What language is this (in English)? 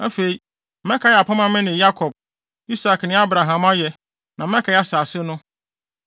Akan